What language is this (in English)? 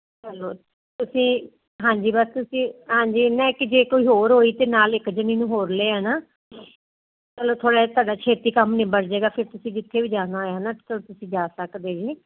Punjabi